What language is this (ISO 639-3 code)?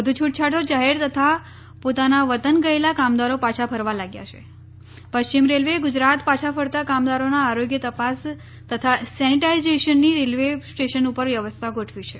guj